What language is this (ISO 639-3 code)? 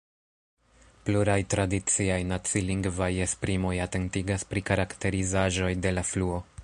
epo